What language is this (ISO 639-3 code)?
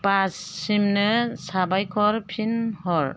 brx